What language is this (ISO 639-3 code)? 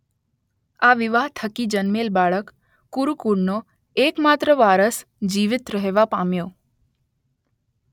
guj